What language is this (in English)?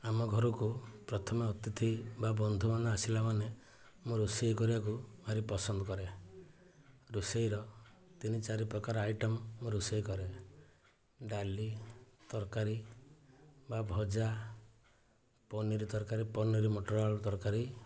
Odia